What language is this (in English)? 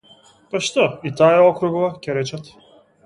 Macedonian